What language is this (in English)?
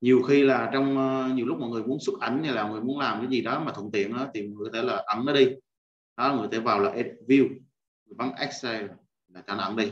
Vietnamese